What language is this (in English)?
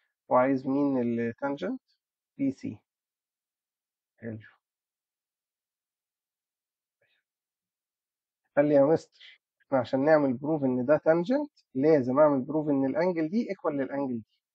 Arabic